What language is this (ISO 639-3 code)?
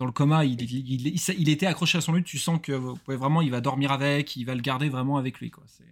fra